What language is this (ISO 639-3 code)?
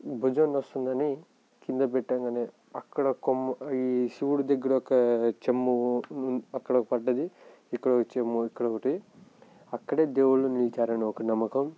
tel